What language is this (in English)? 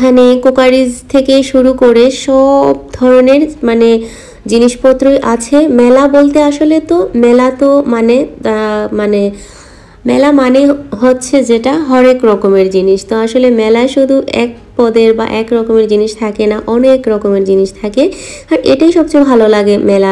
Hindi